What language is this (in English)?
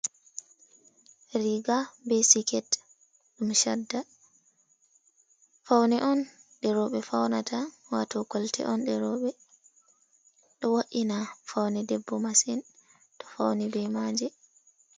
Fula